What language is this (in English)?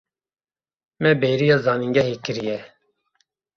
Kurdish